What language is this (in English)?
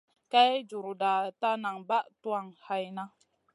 Masana